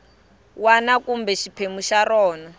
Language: Tsonga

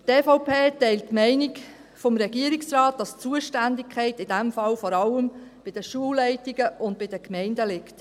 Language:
Swiss German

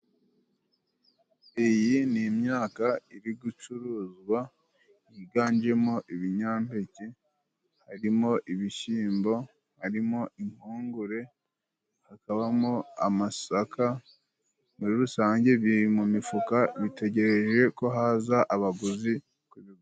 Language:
Kinyarwanda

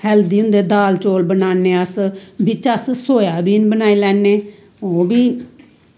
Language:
Dogri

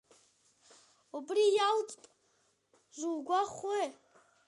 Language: Abkhazian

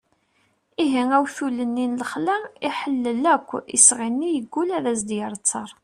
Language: Kabyle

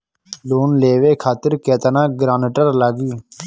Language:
Bhojpuri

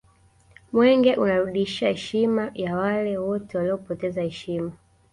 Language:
Swahili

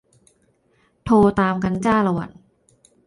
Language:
Thai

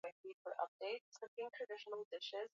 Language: Swahili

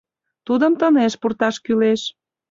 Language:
Mari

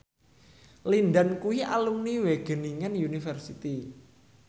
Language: Javanese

